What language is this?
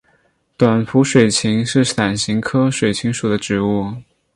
Chinese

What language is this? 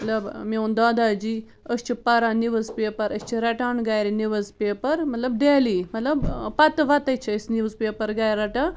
Kashmiri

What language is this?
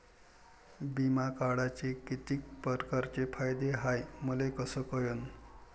Marathi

